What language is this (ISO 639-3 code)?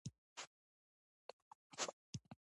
pus